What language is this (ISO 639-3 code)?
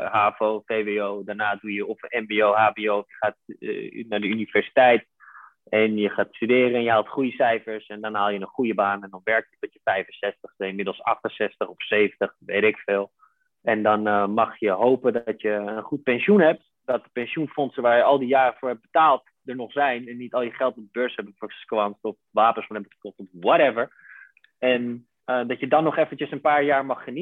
nld